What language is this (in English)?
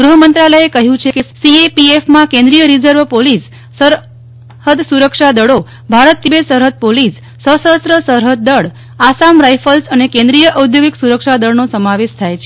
Gujarati